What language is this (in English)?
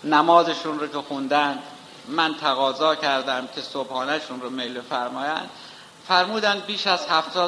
Persian